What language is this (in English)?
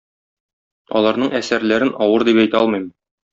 Tatar